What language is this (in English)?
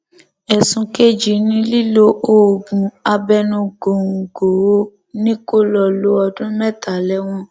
Yoruba